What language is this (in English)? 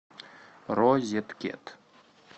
Russian